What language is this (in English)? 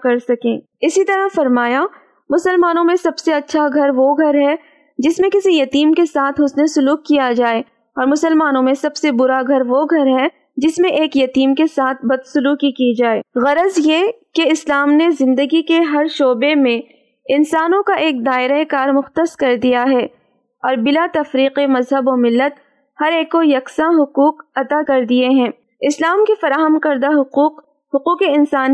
Urdu